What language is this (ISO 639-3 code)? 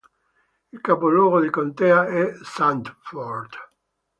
ita